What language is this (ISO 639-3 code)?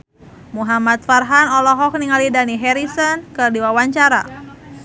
sun